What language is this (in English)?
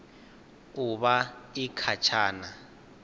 Venda